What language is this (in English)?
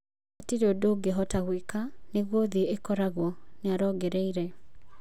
Kikuyu